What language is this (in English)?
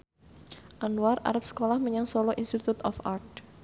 Javanese